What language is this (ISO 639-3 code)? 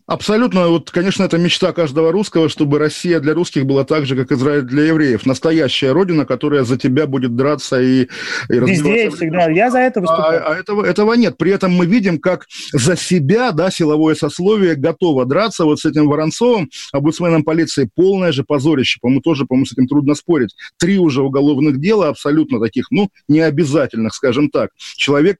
rus